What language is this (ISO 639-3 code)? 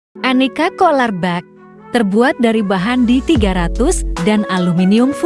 ind